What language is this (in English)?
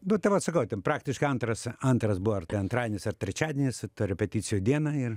Lithuanian